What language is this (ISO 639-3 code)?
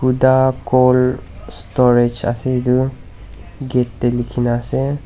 nag